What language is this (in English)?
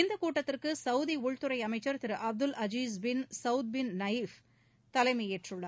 Tamil